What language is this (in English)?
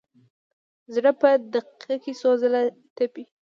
Pashto